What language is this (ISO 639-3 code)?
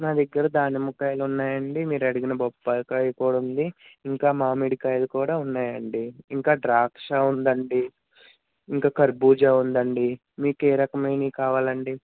tel